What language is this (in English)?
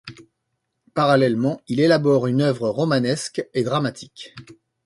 French